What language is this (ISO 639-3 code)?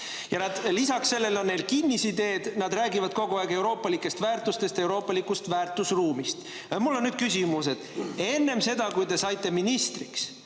est